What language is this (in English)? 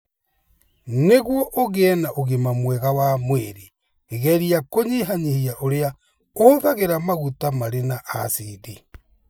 Kikuyu